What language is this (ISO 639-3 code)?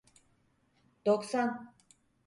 tur